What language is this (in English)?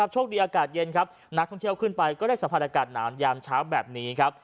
Thai